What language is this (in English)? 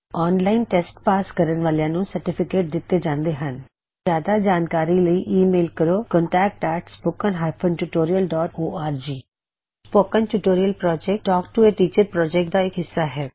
Punjabi